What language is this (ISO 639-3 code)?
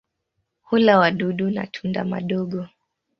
swa